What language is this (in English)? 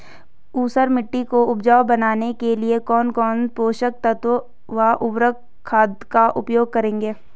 Hindi